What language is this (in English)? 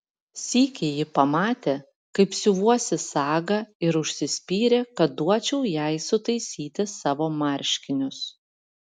Lithuanian